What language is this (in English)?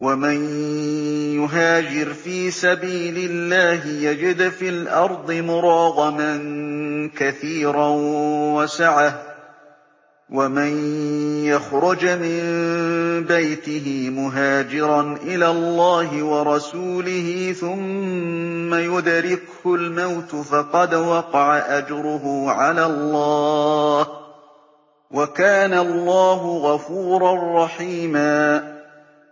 Arabic